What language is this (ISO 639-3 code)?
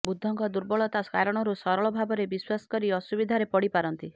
ori